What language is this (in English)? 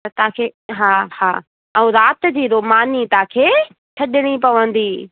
Sindhi